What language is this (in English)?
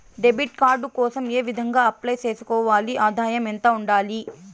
Telugu